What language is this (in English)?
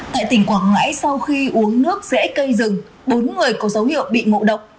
Vietnamese